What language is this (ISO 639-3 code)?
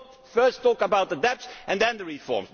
eng